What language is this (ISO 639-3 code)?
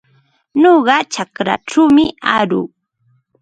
qva